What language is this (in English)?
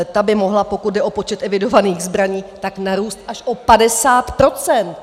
Czech